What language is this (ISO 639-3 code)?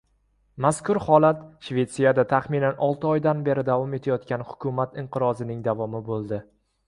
uzb